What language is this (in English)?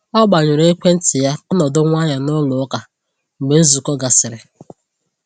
Igbo